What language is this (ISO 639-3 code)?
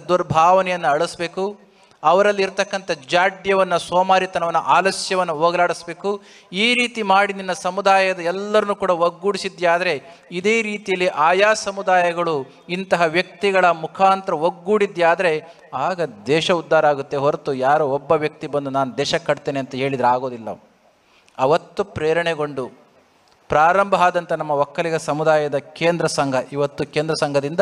kan